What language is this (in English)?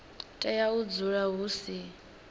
Venda